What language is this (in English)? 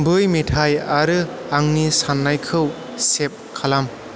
Bodo